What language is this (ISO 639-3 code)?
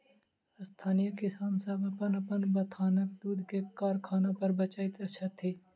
mai